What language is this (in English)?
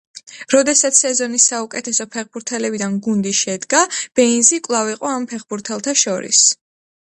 Georgian